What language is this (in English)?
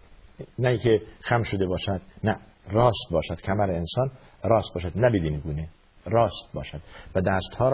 Persian